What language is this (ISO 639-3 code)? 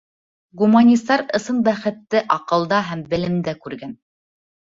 bak